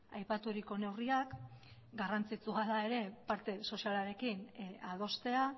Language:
Basque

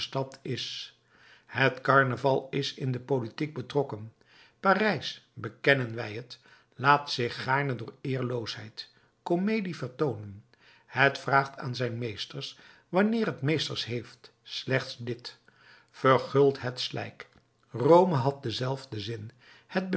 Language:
Dutch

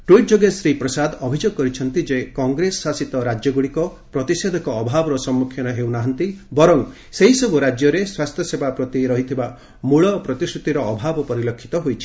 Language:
Odia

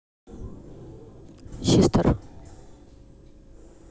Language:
Russian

